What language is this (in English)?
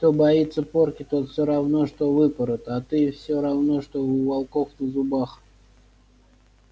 Russian